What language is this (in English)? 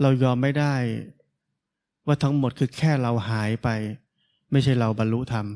Thai